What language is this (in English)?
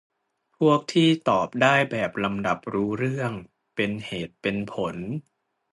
Thai